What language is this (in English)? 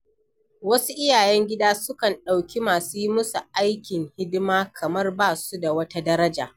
Hausa